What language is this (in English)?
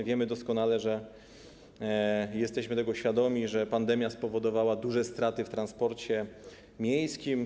Polish